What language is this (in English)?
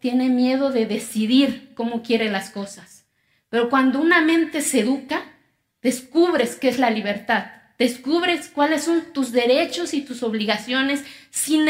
Spanish